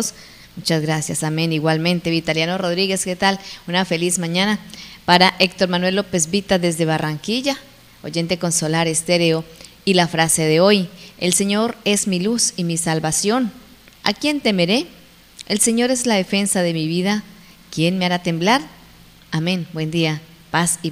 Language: Spanish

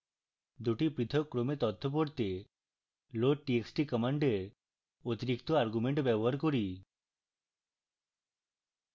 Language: Bangla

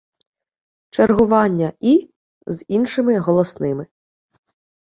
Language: Ukrainian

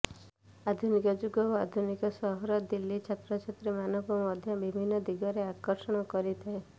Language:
Odia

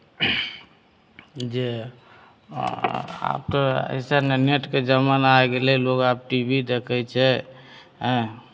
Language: Maithili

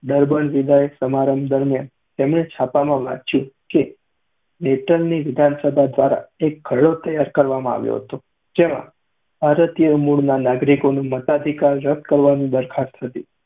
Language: Gujarati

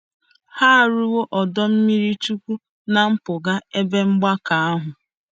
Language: Igbo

